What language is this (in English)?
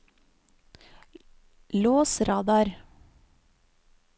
Norwegian